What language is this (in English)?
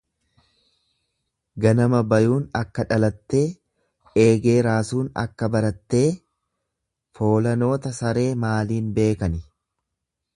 Oromo